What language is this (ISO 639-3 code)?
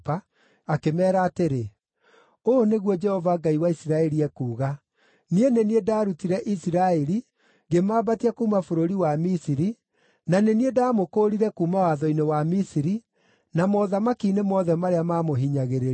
kik